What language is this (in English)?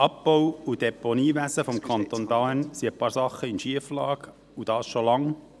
Swiss German